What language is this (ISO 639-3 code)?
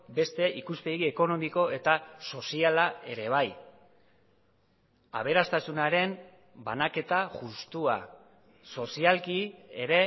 eus